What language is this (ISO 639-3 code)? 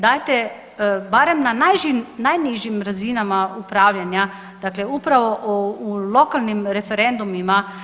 hrv